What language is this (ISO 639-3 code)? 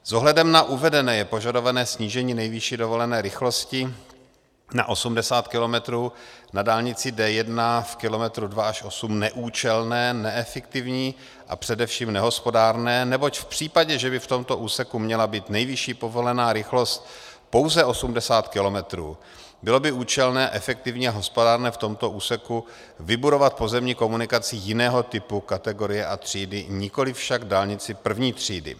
ces